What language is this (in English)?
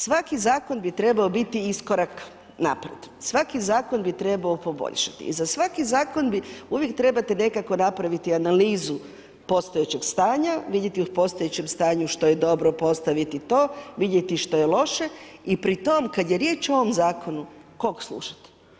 Croatian